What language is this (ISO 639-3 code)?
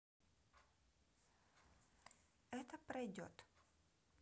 rus